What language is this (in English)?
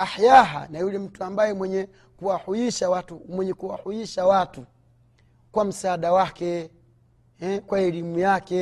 Swahili